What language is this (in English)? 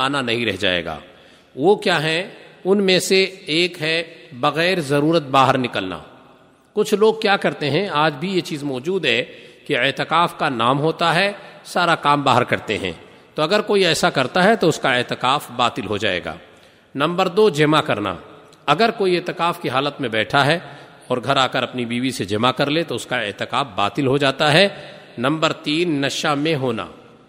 Urdu